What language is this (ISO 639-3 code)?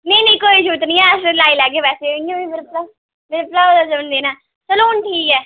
doi